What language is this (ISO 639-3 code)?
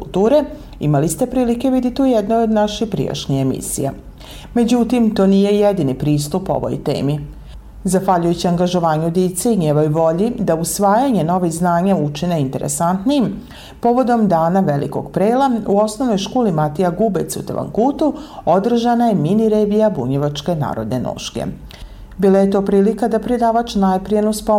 hrv